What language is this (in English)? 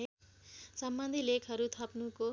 Nepali